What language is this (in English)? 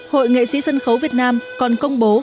Vietnamese